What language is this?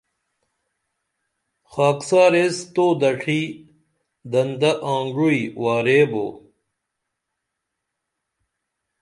Dameli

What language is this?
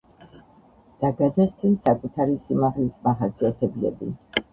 Georgian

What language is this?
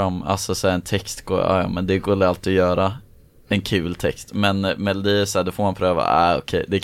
Swedish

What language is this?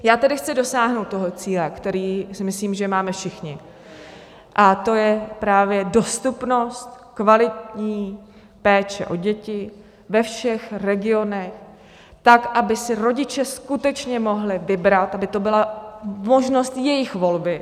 Czech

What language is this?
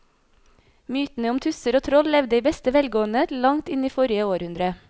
Norwegian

